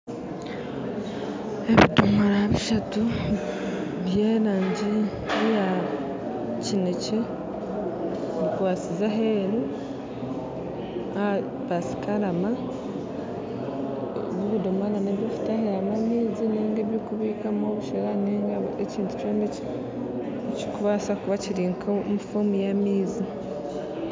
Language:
Nyankole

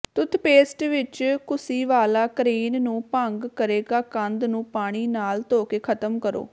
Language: Punjabi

